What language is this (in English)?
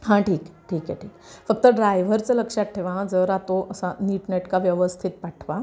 Marathi